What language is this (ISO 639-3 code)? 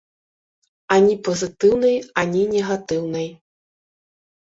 bel